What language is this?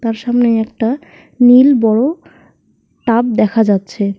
Bangla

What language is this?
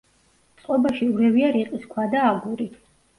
Georgian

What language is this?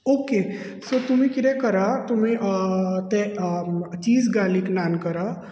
Konkani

